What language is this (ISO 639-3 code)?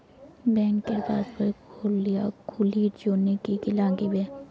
ben